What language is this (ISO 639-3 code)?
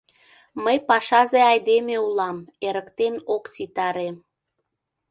chm